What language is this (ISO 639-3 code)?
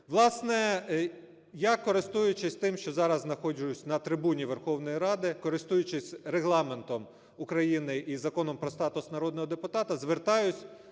ukr